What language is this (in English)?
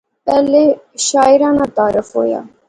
Pahari-Potwari